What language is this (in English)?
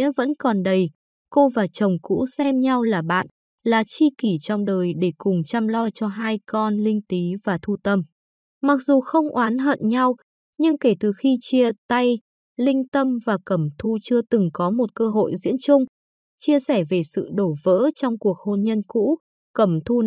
Vietnamese